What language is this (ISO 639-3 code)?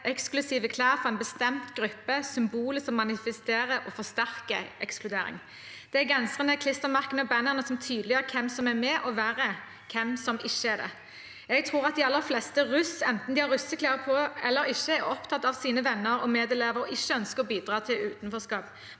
nor